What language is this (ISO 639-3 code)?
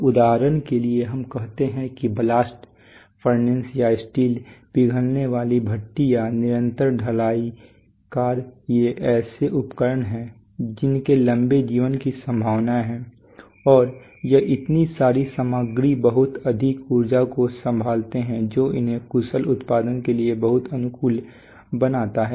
hin